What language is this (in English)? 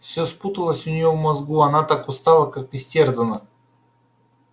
Russian